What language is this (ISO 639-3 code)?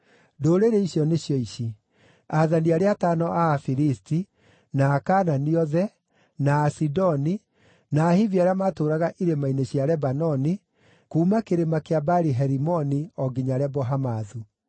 kik